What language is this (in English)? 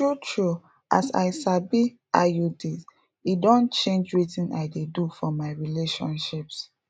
Nigerian Pidgin